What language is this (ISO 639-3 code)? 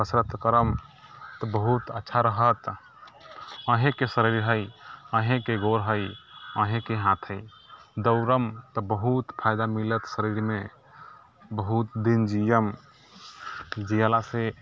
mai